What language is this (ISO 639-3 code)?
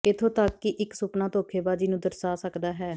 pan